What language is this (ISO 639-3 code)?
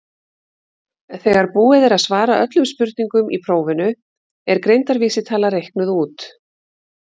isl